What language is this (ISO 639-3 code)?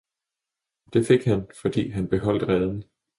dan